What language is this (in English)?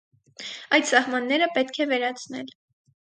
Armenian